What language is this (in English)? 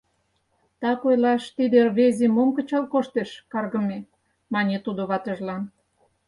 Mari